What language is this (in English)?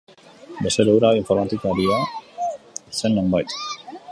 Basque